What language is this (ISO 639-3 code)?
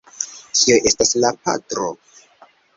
epo